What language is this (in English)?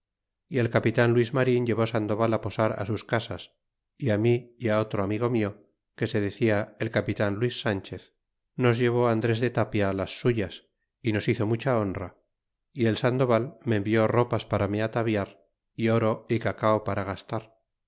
Spanish